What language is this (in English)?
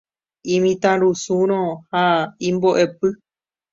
Guarani